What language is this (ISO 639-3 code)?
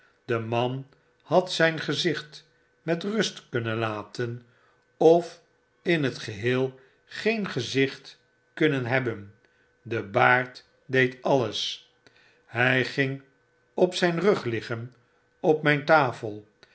nld